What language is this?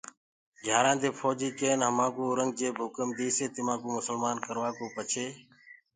Gurgula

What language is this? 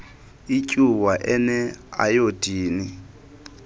Xhosa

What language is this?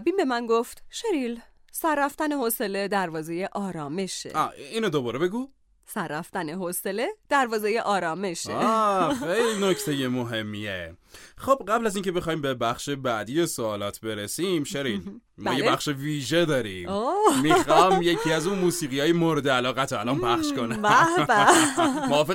Persian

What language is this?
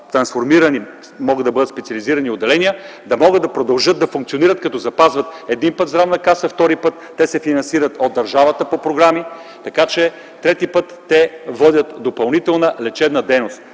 Bulgarian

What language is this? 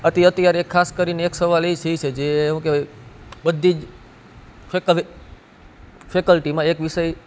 Gujarati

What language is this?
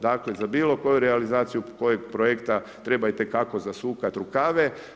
Croatian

